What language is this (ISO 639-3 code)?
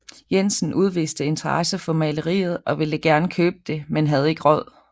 dan